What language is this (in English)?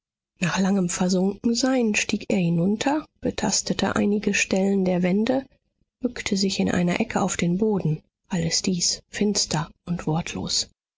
German